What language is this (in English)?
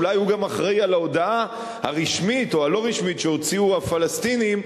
Hebrew